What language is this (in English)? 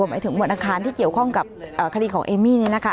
Thai